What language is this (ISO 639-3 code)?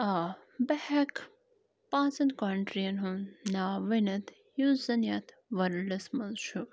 kas